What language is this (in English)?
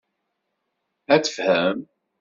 Kabyle